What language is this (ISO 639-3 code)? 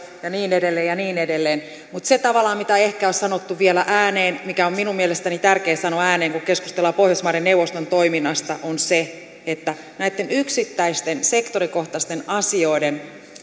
fin